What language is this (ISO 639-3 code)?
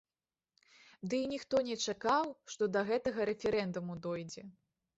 bel